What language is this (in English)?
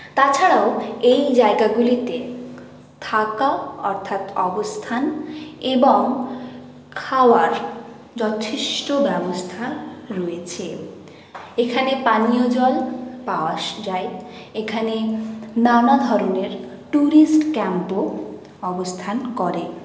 Bangla